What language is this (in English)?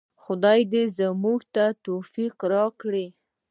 Pashto